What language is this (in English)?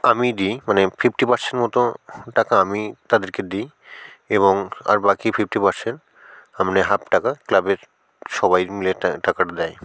Bangla